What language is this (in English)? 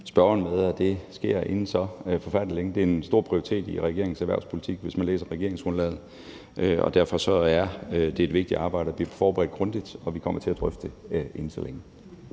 Danish